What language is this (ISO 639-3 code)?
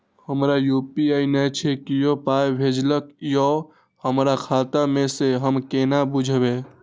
mai